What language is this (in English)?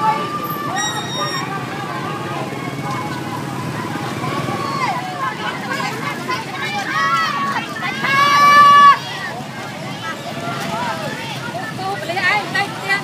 Thai